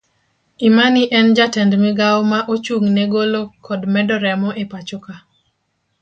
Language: Luo (Kenya and Tanzania)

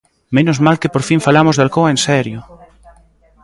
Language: Galician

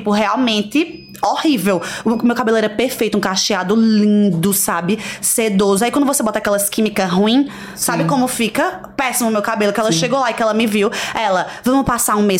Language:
Portuguese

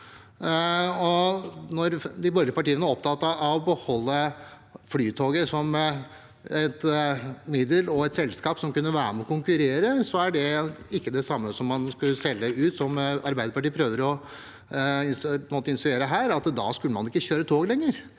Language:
Norwegian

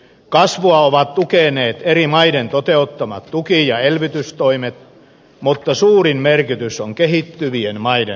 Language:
Finnish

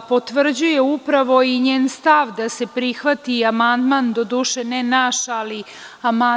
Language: Serbian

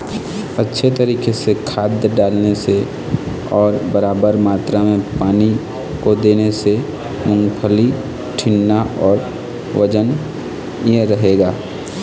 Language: Chhattisgarhi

